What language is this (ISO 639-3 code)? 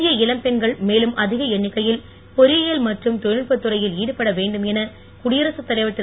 tam